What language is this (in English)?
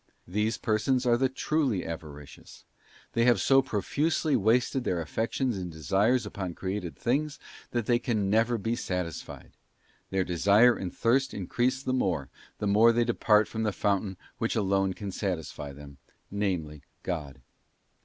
English